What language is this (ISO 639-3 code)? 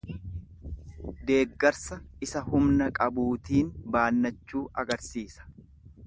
orm